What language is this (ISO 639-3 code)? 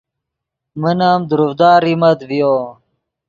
ydg